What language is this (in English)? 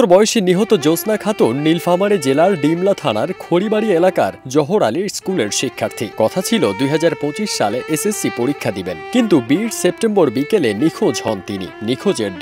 Bangla